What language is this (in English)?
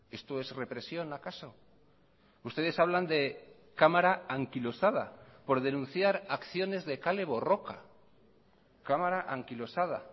Spanish